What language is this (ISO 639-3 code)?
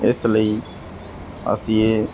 pan